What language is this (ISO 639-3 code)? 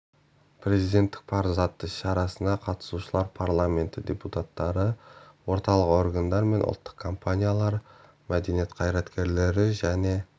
kaz